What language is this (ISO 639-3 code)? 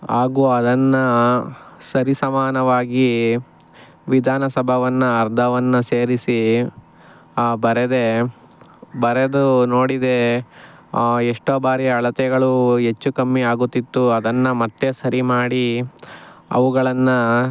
kan